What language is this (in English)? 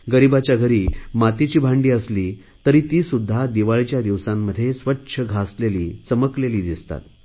Marathi